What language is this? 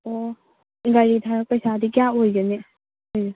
Manipuri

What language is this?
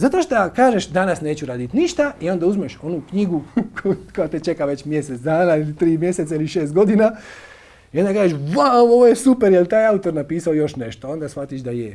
Macedonian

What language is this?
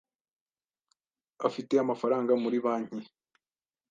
Kinyarwanda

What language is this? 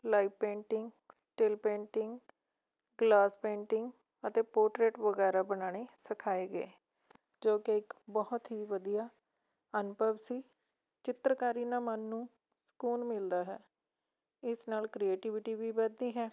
Punjabi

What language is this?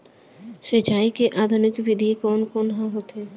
Chhattisgarhi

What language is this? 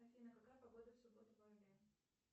Russian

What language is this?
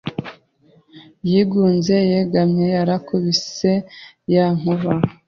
Kinyarwanda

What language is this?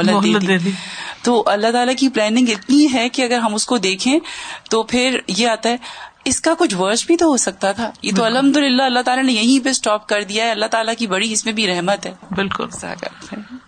Urdu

